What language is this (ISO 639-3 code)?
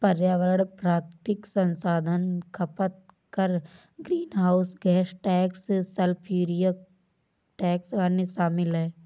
hin